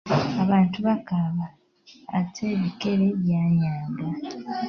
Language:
Ganda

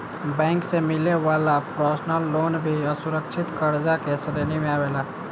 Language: Bhojpuri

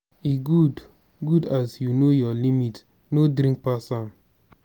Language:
Nigerian Pidgin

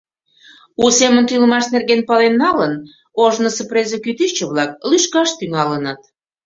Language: Mari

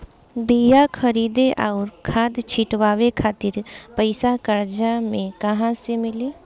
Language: Bhojpuri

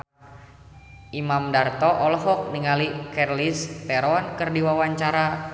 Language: Sundanese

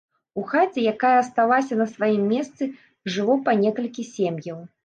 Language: Belarusian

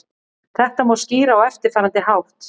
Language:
Icelandic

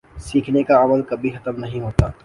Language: Urdu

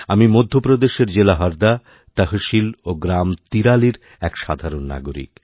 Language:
Bangla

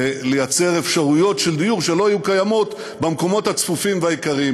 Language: Hebrew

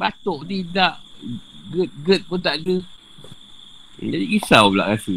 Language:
Malay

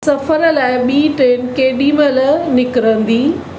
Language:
Sindhi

